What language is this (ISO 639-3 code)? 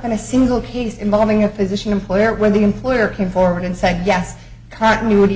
eng